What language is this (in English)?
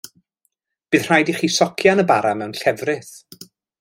Welsh